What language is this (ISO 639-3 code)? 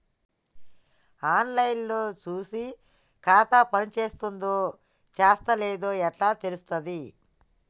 tel